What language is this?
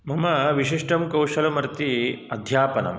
Sanskrit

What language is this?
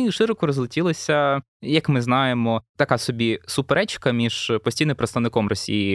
Ukrainian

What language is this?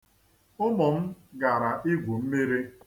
Igbo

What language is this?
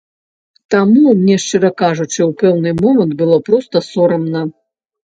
Belarusian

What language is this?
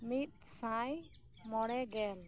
Santali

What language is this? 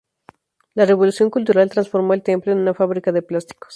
Spanish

